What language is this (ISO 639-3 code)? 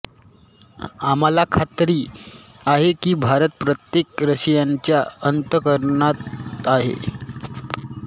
mar